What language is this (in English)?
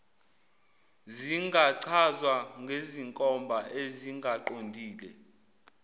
Zulu